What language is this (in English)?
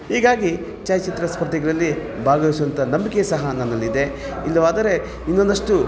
Kannada